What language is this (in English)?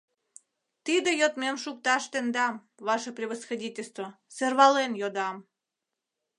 Mari